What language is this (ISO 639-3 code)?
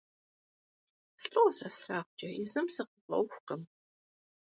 kbd